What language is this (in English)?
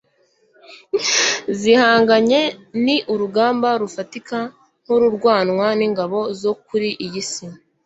Kinyarwanda